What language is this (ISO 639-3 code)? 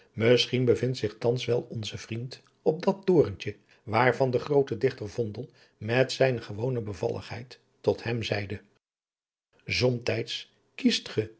nld